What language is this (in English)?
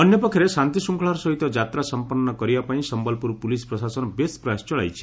Odia